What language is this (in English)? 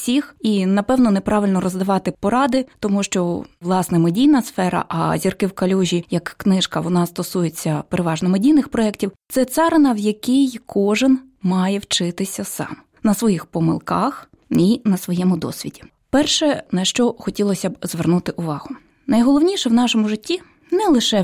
Ukrainian